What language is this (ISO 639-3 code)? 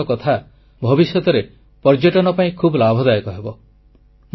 ori